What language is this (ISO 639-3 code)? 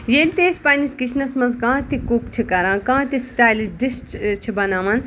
kas